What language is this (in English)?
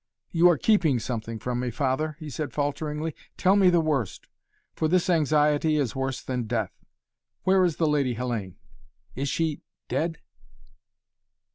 English